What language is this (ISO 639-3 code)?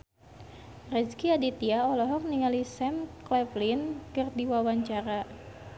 sun